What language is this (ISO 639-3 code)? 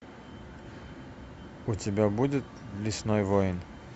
rus